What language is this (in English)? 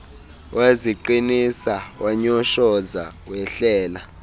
Xhosa